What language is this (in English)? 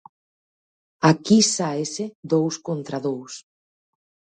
Galician